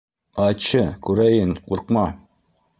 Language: Bashkir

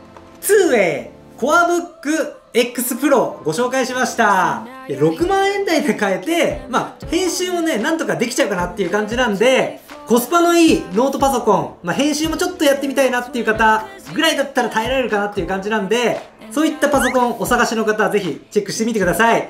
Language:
Japanese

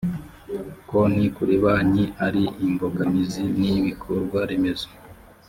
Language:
Kinyarwanda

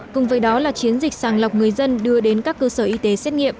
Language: Vietnamese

